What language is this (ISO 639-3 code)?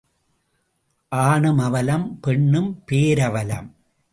tam